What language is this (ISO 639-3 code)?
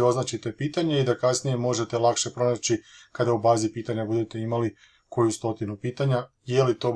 hrv